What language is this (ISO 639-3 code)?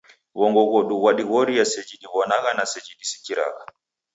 dav